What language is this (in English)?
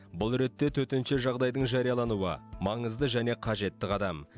Kazakh